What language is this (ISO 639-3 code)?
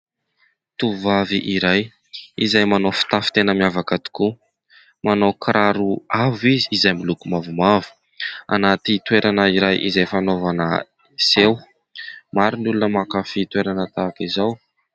mlg